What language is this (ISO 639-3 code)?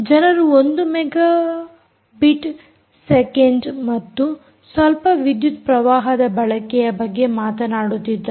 kan